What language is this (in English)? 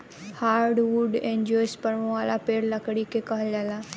Bhojpuri